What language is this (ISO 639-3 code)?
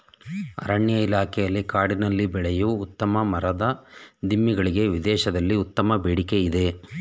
kan